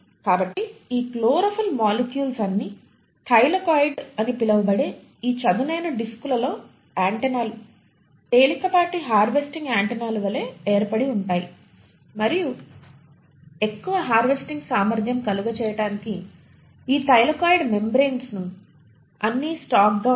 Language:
Telugu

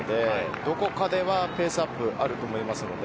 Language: Japanese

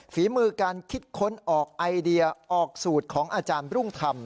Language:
Thai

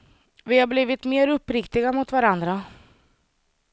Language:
Swedish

